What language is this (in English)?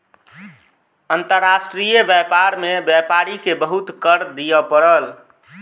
Maithili